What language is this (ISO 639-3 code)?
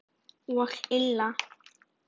isl